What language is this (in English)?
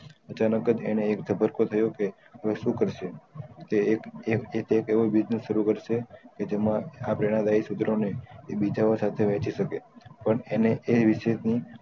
Gujarati